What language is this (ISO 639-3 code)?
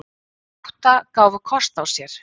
isl